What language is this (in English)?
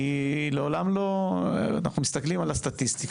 Hebrew